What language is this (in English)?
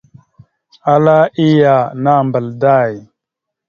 Mada (Cameroon)